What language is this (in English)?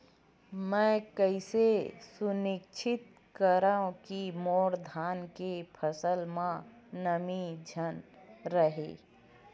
Chhattisgarhi